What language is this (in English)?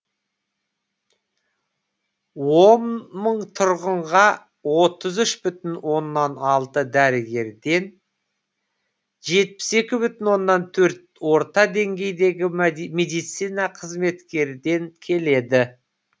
Kazakh